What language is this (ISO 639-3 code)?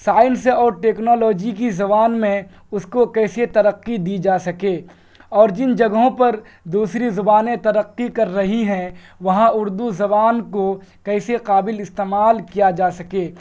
urd